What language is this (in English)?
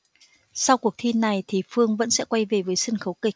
Vietnamese